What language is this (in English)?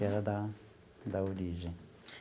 Portuguese